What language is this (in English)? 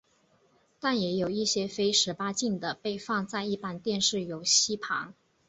Chinese